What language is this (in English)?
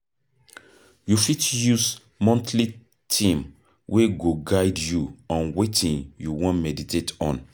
Nigerian Pidgin